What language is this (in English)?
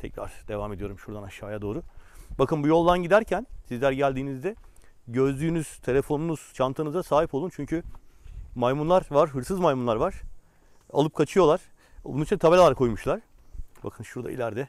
Turkish